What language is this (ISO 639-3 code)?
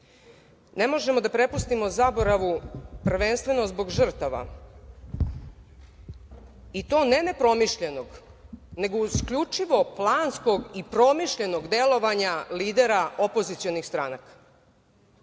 srp